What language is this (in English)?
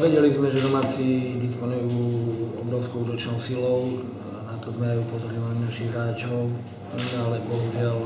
Slovak